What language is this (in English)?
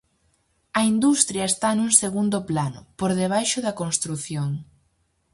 Galician